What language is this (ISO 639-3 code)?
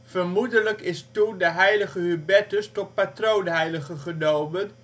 nld